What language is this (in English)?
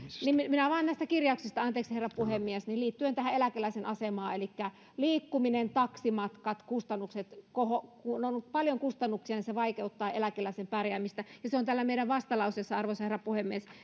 Finnish